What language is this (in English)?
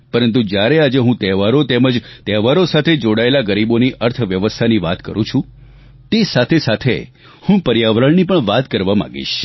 Gujarati